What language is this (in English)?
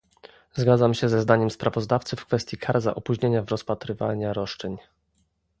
Polish